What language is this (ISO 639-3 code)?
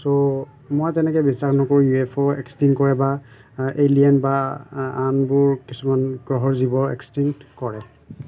asm